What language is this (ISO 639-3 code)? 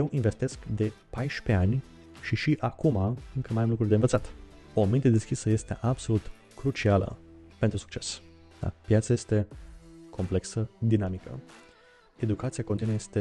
ron